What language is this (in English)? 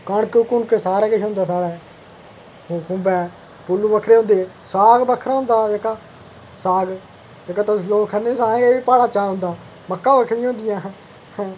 Dogri